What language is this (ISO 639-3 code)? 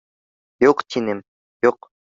bak